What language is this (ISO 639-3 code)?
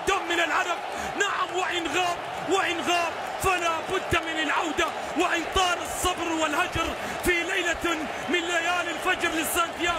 ara